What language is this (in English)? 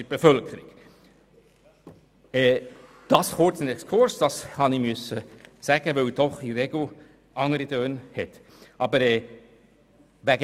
Swiss German